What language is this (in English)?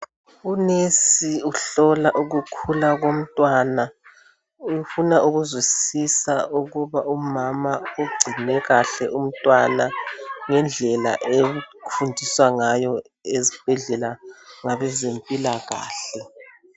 North Ndebele